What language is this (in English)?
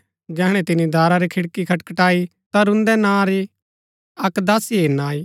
Gaddi